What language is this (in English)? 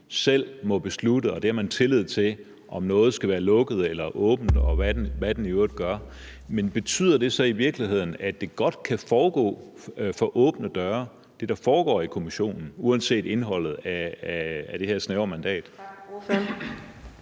Danish